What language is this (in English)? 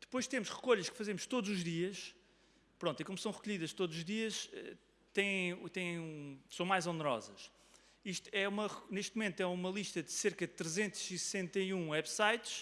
Portuguese